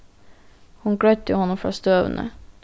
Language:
Faroese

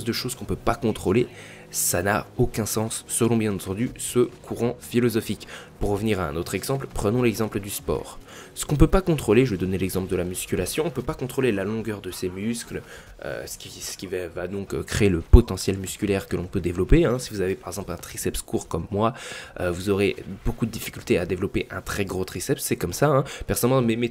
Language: French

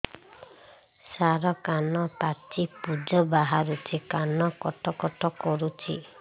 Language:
Odia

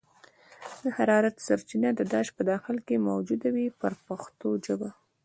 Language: Pashto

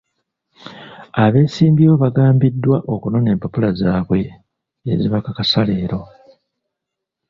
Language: Ganda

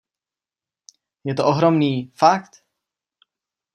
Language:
Czech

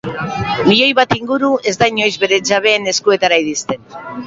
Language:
Basque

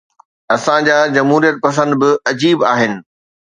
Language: Sindhi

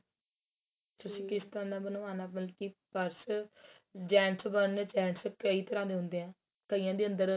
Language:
Punjabi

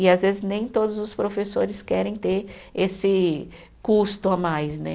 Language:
Portuguese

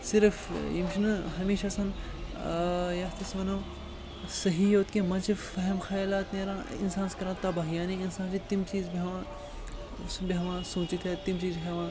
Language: Kashmiri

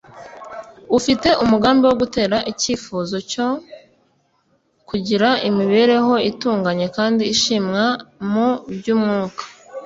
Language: Kinyarwanda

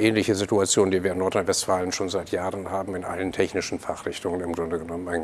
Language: German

